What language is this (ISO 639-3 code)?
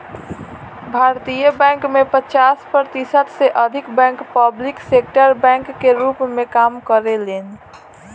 bho